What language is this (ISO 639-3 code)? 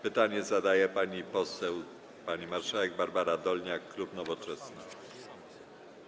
pol